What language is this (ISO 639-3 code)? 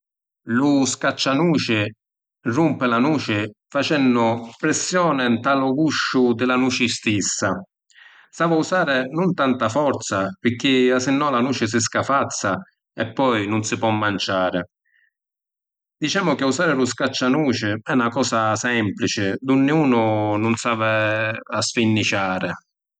scn